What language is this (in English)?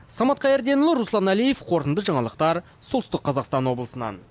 Kazakh